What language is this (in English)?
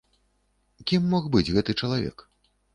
Belarusian